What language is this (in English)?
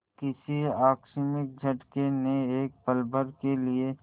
Hindi